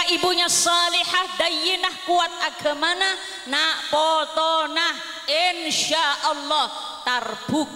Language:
Indonesian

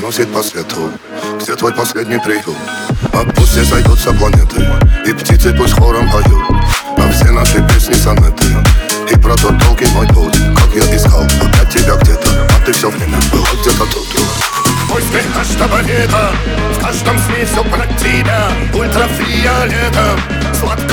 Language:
Russian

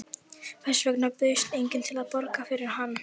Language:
Icelandic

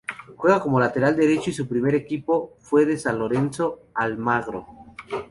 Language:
Spanish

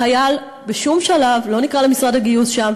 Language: Hebrew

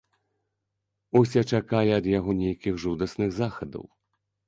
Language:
Belarusian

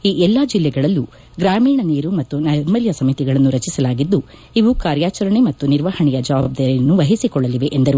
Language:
Kannada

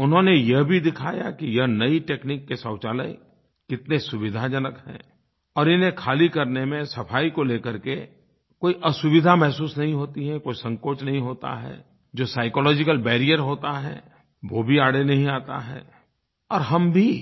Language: Hindi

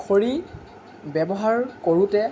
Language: Assamese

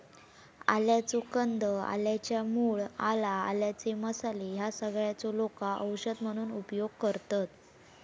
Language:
Marathi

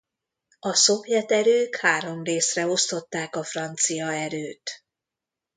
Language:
Hungarian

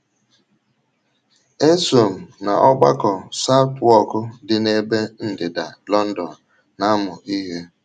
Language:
Igbo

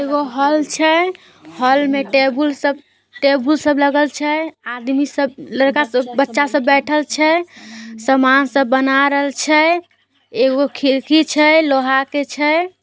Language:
Magahi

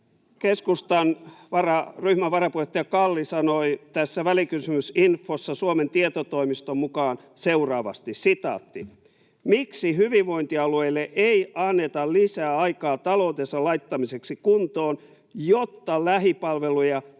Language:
Finnish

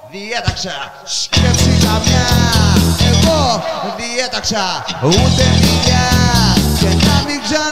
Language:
Greek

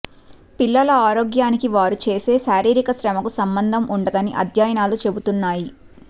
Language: Telugu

